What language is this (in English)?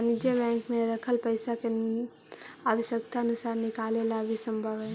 Magahi